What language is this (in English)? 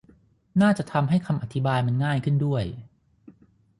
Thai